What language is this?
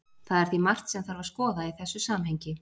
Icelandic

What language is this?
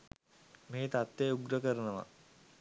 Sinhala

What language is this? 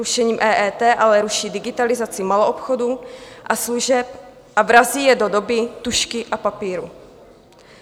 Czech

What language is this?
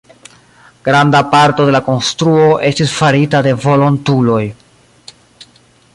Esperanto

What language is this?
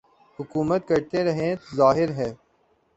Urdu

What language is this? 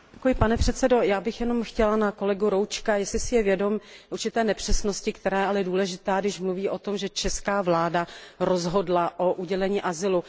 Czech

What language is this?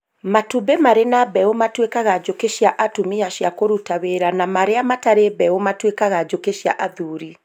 Kikuyu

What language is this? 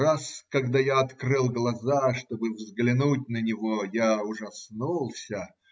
Russian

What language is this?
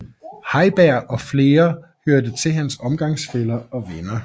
Danish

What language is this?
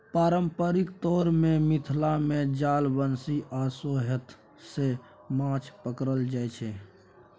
Maithili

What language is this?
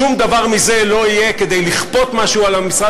Hebrew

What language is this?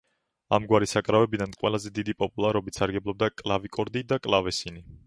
Georgian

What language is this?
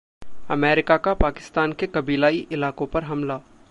Hindi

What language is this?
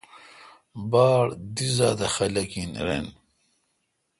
Kalkoti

